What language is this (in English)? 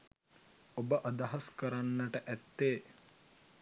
Sinhala